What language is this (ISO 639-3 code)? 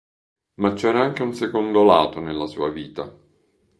ita